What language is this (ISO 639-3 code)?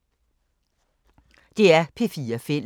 dan